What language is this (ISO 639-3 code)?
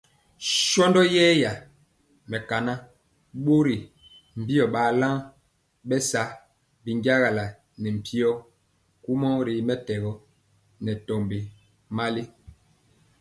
mcx